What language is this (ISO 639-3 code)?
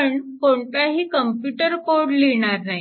mar